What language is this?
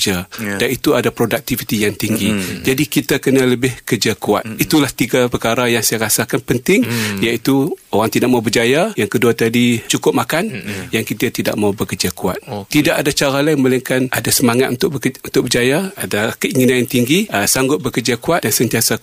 Malay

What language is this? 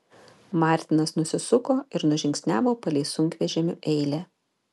Lithuanian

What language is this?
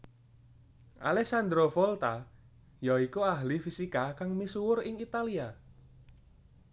Javanese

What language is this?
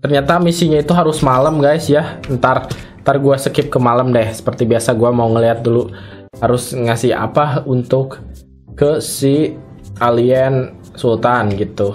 Indonesian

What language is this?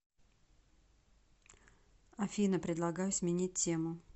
Russian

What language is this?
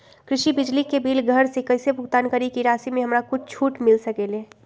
Magahi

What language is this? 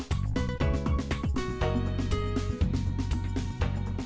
Vietnamese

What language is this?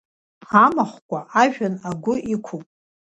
Abkhazian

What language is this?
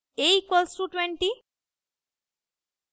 Hindi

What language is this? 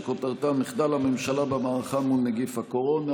Hebrew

